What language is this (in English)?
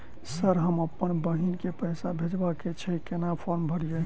Maithili